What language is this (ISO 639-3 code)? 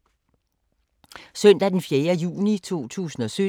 dan